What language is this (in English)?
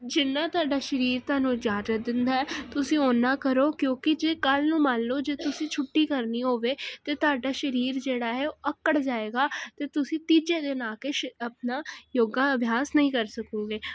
Punjabi